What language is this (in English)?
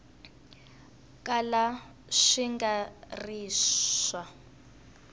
Tsonga